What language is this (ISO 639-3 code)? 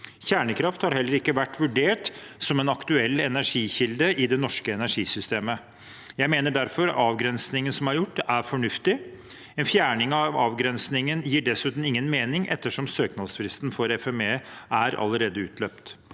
nor